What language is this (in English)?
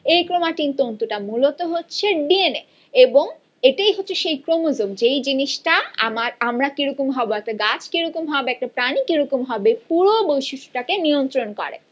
Bangla